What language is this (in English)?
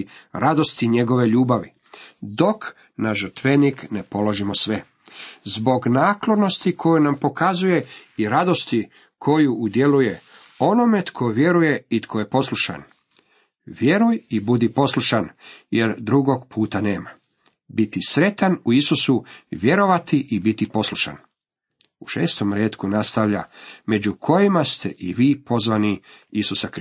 Croatian